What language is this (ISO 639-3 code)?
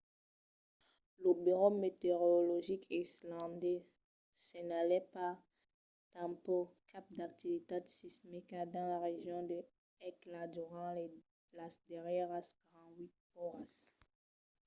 oci